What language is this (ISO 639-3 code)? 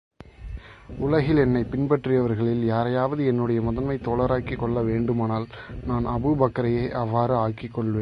tam